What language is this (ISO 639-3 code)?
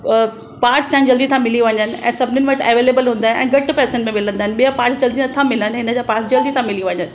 snd